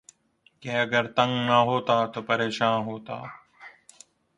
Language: Urdu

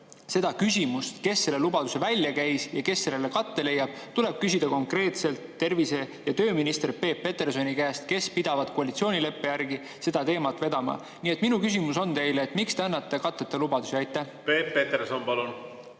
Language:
Estonian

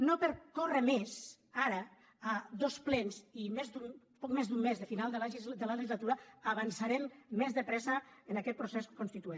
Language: Catalan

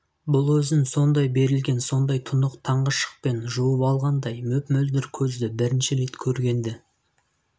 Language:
Kazakh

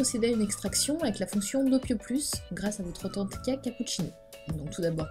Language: French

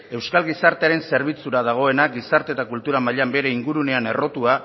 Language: Basque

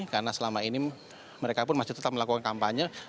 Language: Indonesian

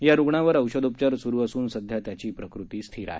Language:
Marathi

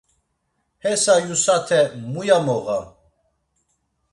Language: Laz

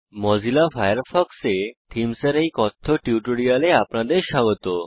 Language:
Bangla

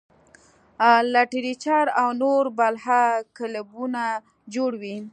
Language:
Pashto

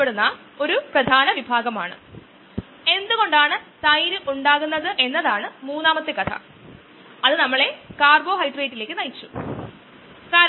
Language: Malayalam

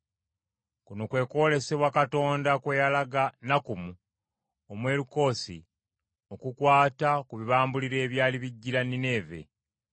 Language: Ganda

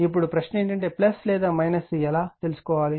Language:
Telugu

